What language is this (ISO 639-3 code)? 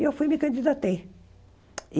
por